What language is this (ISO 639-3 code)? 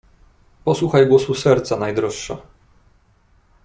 pol